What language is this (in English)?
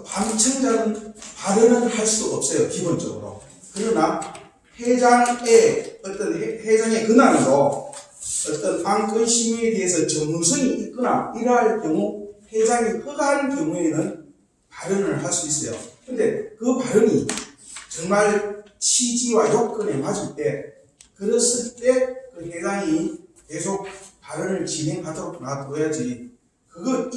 Korean